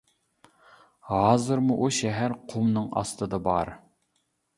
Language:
Uyghur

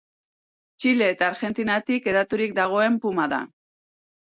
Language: Basque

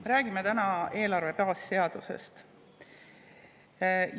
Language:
Estonian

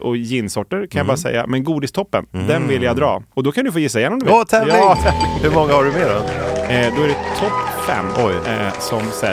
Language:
Swedish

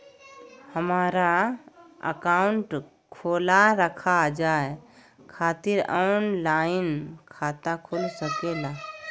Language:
Magahi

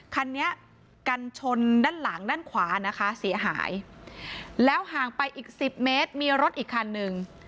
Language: Thai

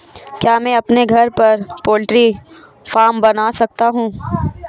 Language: Hindi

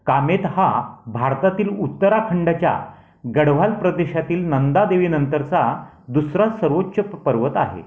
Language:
Marathi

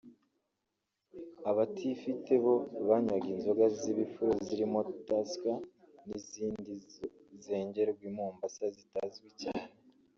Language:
Kinyarwanda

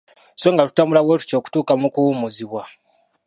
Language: Ganda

